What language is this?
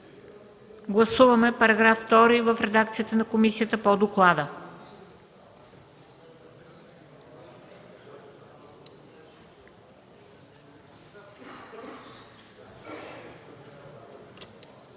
Bulgarian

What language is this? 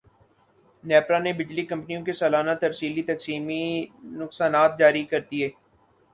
Urdu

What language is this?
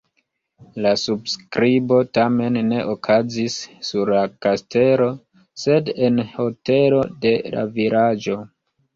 Esperanto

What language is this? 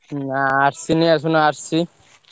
Odia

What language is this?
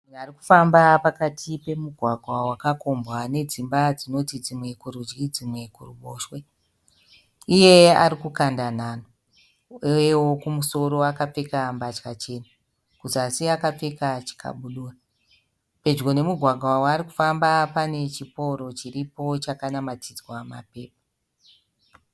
Shona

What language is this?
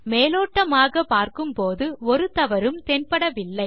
Tamil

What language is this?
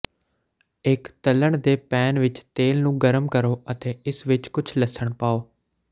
Punjabi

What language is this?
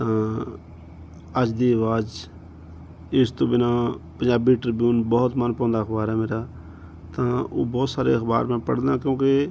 Punjabi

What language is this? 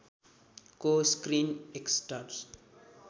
Nepali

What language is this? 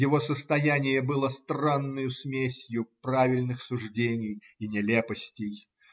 Russian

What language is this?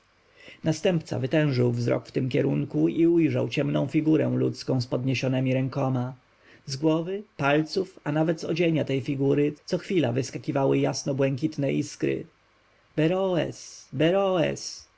Polish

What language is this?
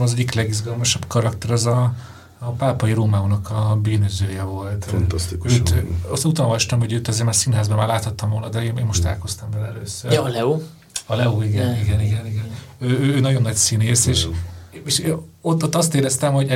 Hungarian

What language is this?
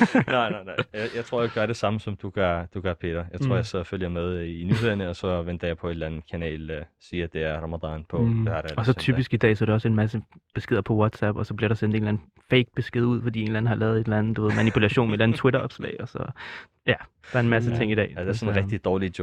Danish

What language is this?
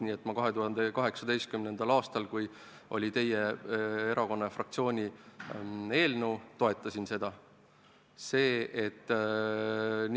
Estonian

